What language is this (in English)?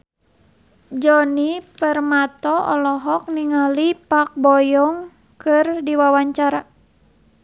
Sundanese